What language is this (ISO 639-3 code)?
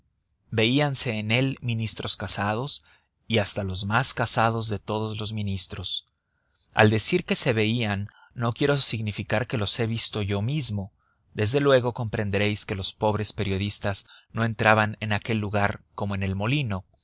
spa